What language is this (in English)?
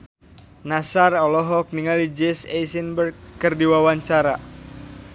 Sundanese